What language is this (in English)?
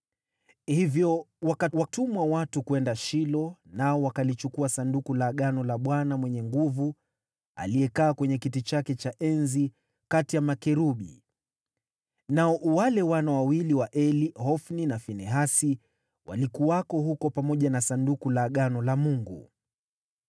Swahili